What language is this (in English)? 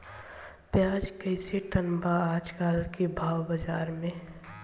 Bhojpuri